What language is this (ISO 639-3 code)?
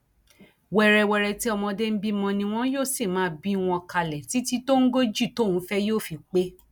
yor